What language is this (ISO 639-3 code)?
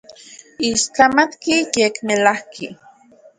ncx